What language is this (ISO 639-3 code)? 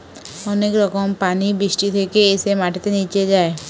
ben